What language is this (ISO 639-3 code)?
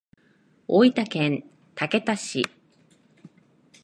jpn